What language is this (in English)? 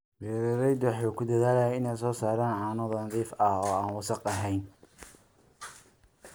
Somali